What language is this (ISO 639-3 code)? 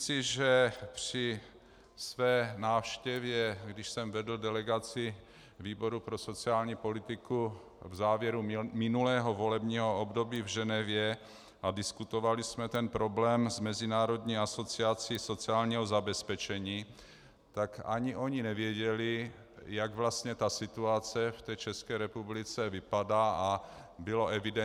ces